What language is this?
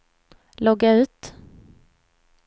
Swedish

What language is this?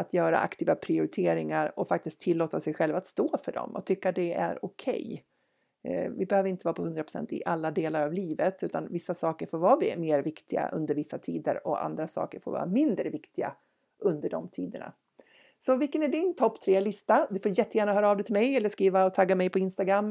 Swedish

